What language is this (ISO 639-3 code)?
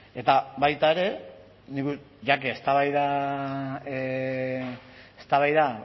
eus